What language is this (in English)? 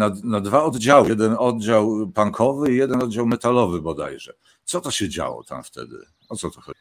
Polish